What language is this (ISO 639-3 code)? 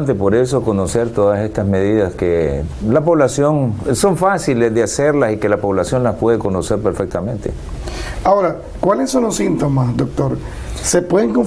spa